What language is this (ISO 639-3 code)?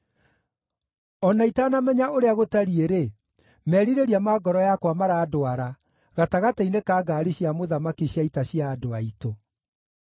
kik